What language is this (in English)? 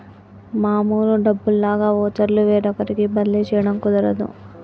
Telugu